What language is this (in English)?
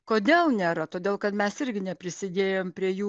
Lithuanian